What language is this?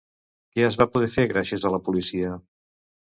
Catalan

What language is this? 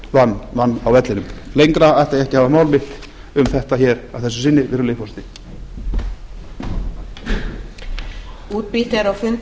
Icelandic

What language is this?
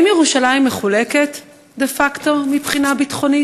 Hebrew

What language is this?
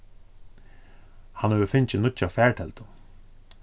Faroese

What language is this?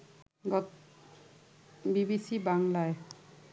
Bangla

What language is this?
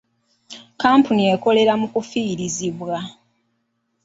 Ganda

